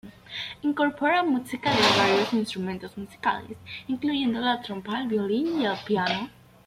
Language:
Spanish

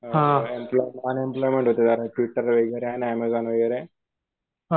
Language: Marathi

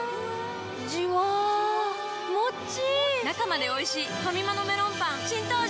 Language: Japanese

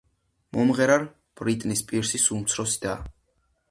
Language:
Georgian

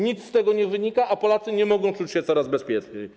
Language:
Polish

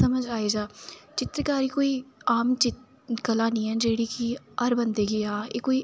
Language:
Dogri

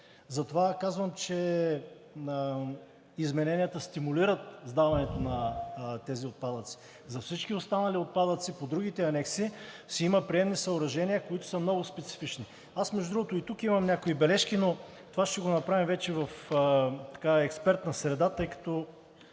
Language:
Bulgarian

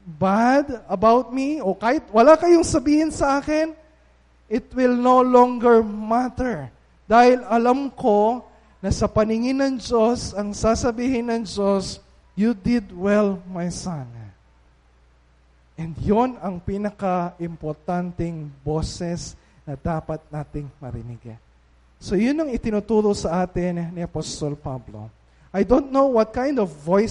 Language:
Filipino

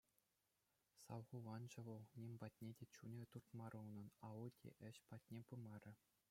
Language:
Chuvash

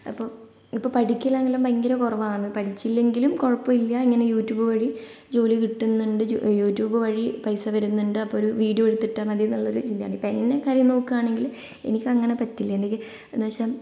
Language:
Malayalam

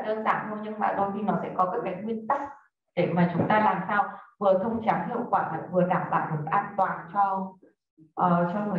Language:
Vietnamese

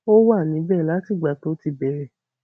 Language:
Yoruba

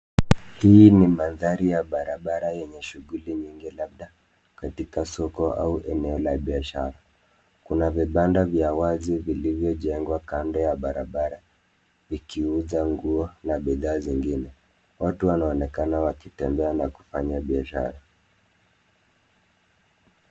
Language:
Swahili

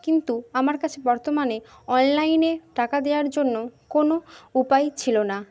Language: Bangla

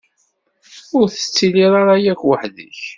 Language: Kabyle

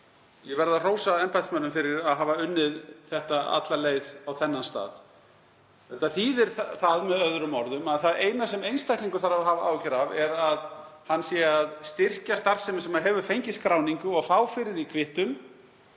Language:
Icelandic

